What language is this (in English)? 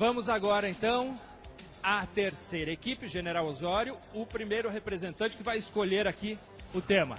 Portuguese